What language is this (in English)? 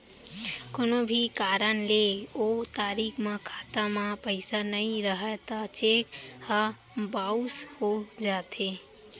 Chhattisgarhi